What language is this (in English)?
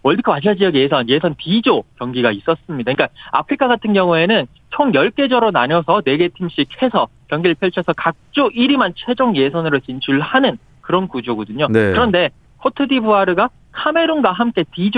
Korean